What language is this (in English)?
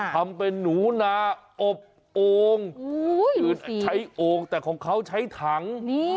Thai